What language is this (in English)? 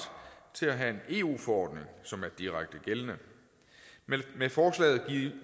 Danish